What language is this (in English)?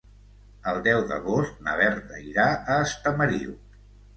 Catalan